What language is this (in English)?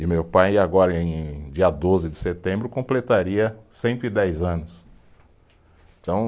Portuguese